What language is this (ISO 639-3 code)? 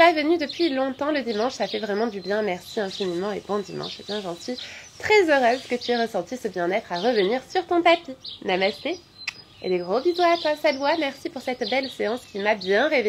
fra